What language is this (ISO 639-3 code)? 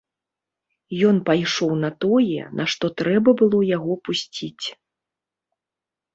bel